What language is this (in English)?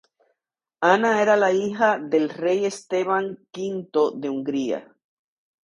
Spanish